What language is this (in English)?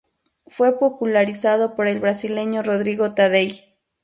Spanish